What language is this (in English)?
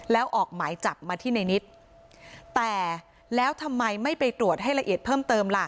Thai